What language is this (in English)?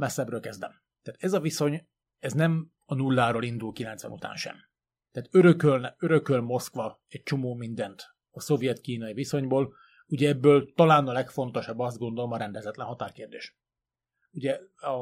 Hungarian